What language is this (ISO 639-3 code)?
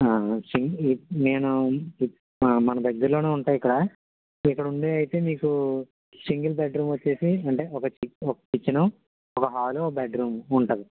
tel